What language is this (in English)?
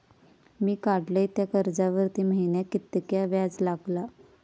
Marathi